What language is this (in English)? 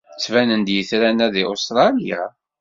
Kabyle